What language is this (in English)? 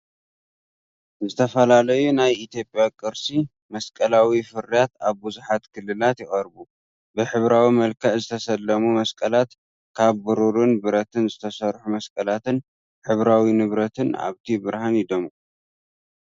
Tigrinya